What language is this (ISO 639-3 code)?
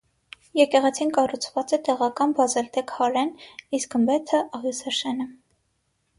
hye